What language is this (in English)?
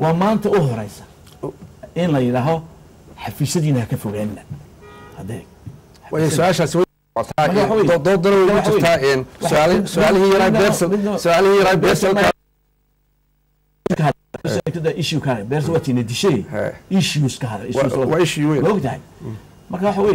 Arabic